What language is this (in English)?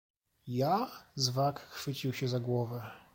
Polish